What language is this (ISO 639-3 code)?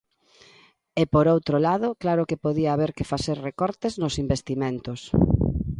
glg